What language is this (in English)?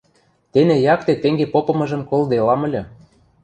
Western Mari